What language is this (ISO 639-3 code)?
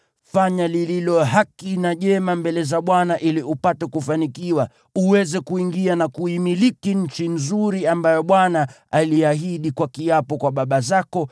swa